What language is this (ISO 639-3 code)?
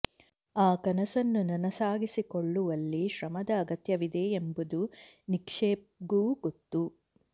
kan